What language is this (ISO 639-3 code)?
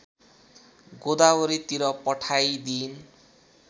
nep